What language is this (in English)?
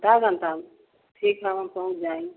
Hindi